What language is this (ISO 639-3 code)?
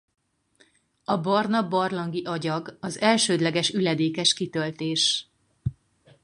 hun